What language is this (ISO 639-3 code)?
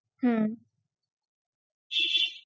ben